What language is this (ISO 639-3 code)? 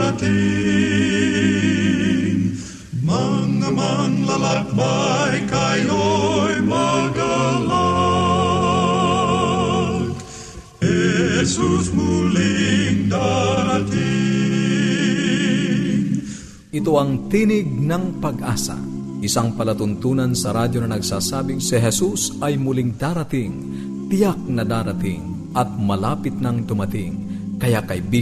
fil